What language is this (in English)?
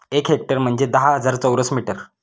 Marathi